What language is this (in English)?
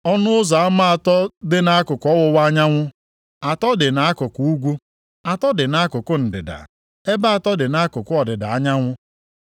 Igbo